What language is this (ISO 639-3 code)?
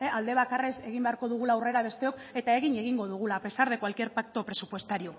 eus